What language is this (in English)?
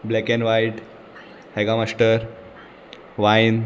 Konkani